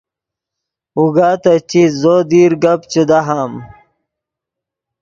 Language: Yidgha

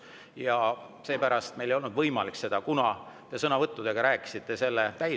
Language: Estonian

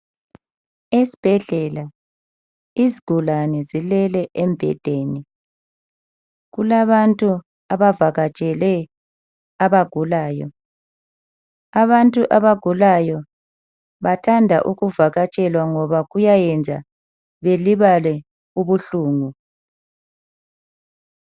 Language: North Ndebele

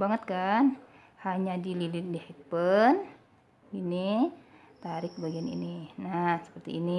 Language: Indonesian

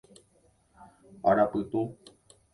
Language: Guarani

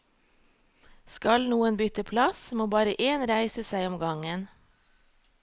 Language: Norwegian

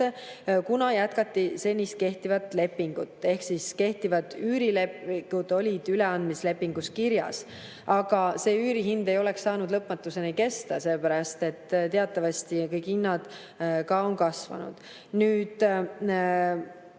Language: Estonian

